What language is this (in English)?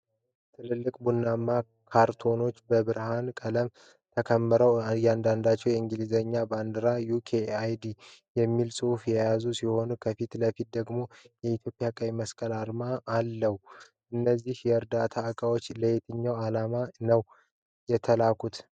Amharic